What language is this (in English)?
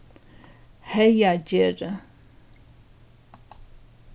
Faroese